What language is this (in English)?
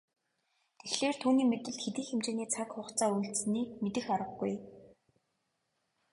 Mongolian